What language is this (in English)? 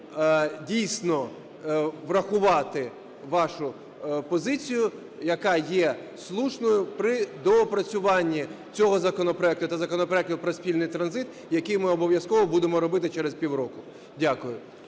Ukrainian